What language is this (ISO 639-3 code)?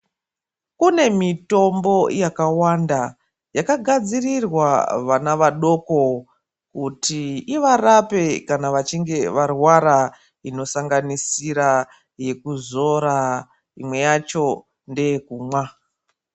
ndc